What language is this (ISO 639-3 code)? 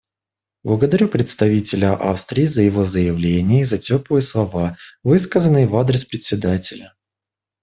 rus